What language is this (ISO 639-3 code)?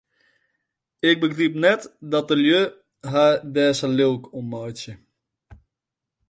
fry